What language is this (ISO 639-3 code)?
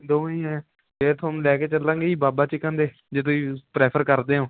pan